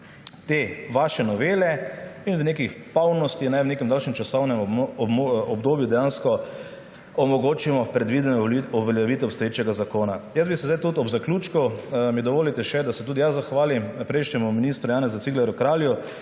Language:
Slovenian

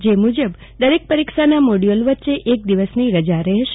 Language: Gujarati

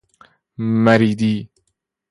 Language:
Persian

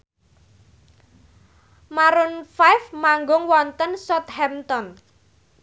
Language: Javanese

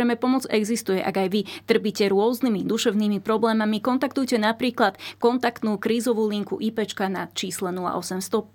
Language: Slovak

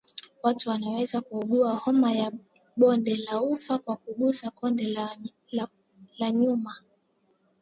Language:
Swahili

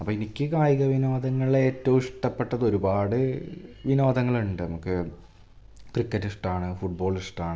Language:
Malayalam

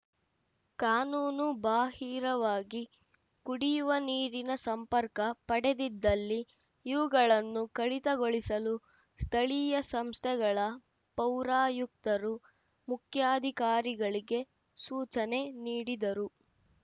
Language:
Kannada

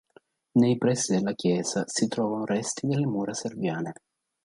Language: Italian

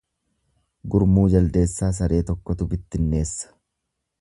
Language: Oromo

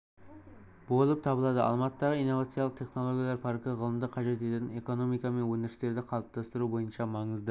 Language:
Kazakh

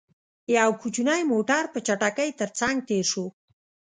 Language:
Pashto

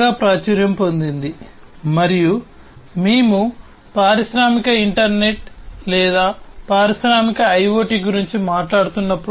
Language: Telugu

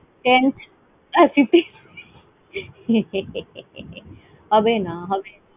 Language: Bangla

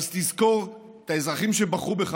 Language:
Hebrew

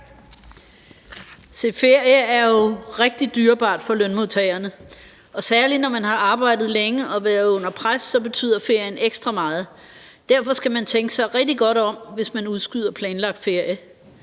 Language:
Danish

